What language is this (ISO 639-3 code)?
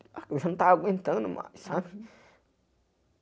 por